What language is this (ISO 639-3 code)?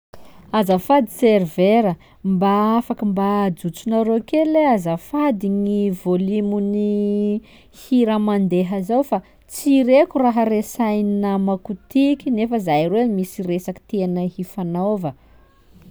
skg